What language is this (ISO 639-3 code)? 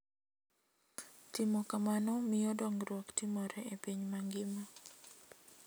luo